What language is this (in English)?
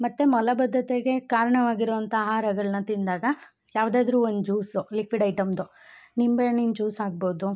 Kannada